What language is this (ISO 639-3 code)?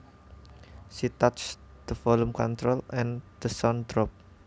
jav